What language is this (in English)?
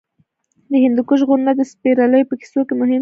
Pashto